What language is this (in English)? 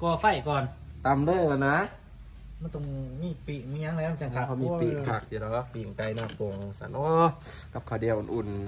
Thai